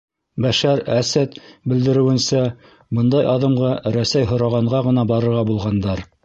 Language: Bashkir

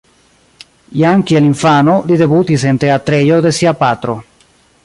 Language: Esperanto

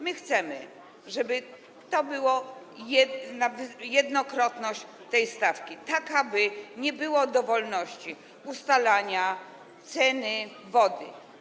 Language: Polish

